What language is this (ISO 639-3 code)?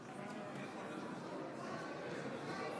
heb